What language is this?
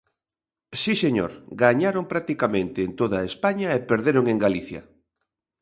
Galician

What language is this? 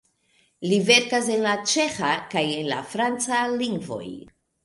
Esperanto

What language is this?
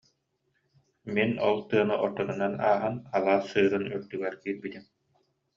Yakut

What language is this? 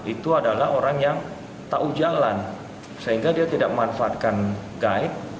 Indonesian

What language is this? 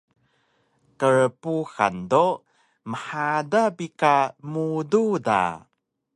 Taroko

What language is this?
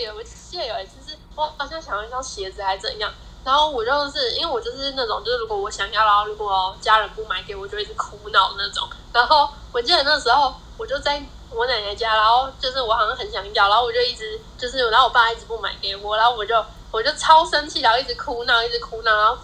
Chinese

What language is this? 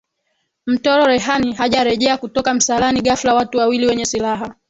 Swahili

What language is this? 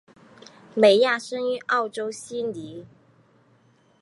Chinese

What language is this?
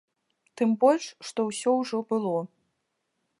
Belarusian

